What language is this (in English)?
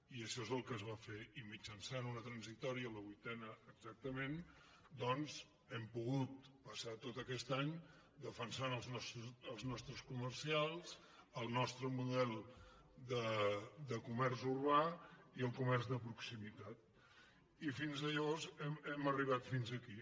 Catalan